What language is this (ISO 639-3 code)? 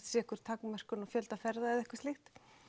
isl